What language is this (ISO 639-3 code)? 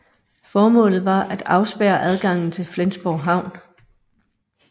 dan